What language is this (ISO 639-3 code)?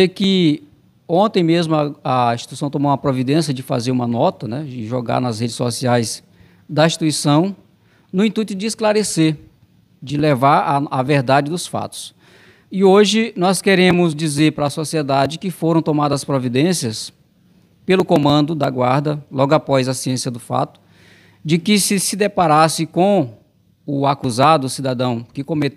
por